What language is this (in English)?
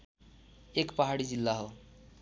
Nepali